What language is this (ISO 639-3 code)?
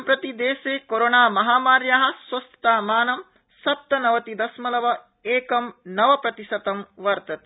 san